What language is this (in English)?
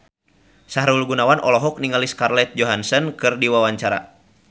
Sundanese